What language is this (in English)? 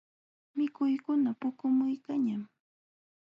Jauja Wanca Quechua